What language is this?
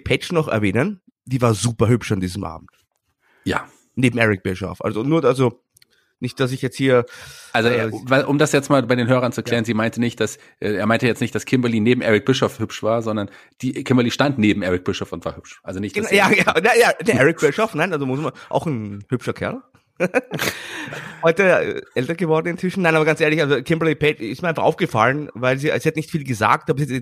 German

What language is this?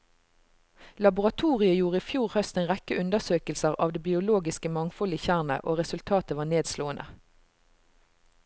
Norwegian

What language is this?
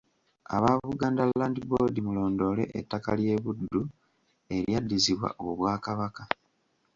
Ganda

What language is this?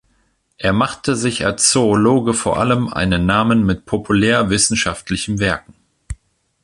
German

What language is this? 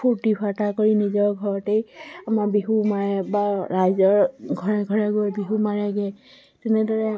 Assamese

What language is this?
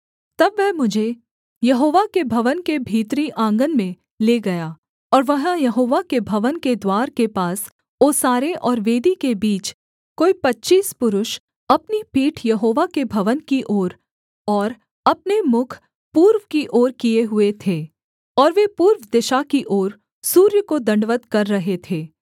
Hindi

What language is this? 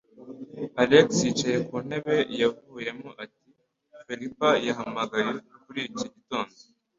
Kinyarwanda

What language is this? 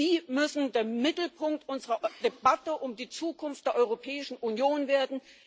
German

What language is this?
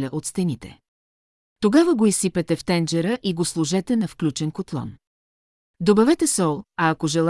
Bulgarian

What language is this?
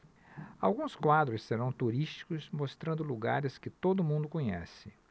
Portuguese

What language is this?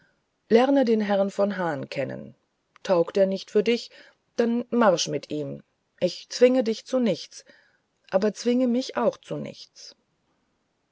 German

